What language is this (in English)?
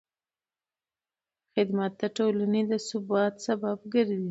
Pashto